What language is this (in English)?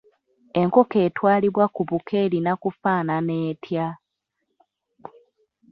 Ganda